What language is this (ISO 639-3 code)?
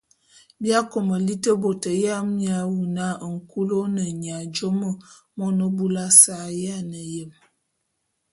bum